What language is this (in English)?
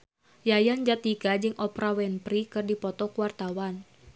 Sundanese